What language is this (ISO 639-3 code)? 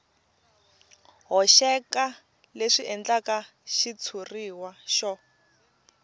tso